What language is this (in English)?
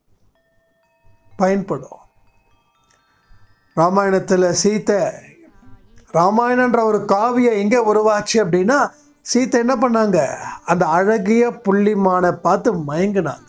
Thai